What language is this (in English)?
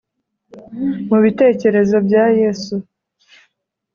Kinyarwanda